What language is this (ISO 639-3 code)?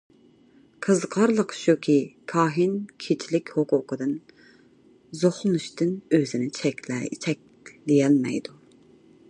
uig